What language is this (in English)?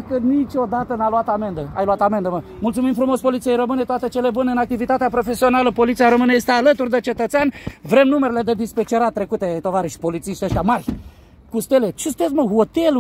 Romanian